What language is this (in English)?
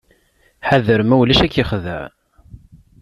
Kabyle